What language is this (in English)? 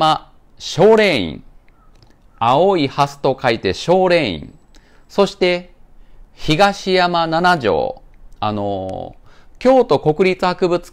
Japanese